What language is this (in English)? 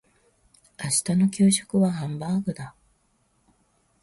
Japanese